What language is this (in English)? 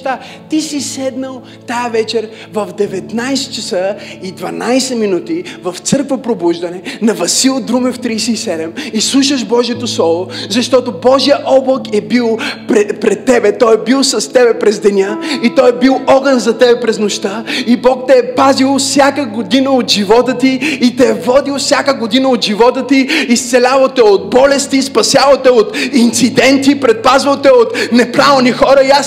Bulgarian